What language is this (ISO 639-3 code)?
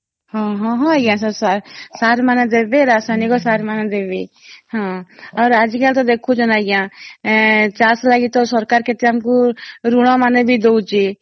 ori